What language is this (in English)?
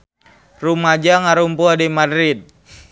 Sundanese